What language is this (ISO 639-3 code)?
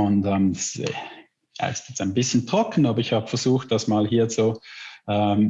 deu